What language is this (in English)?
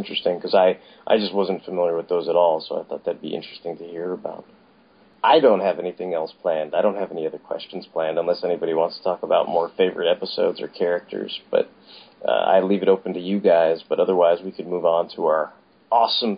English